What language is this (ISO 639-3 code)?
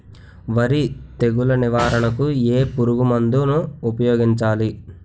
tel